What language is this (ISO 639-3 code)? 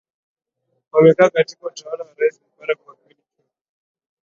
swa